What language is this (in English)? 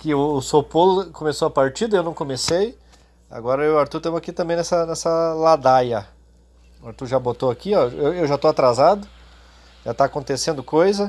Portuguese